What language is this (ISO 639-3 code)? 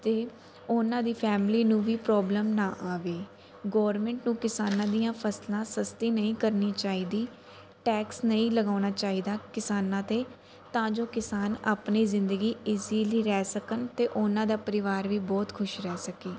pan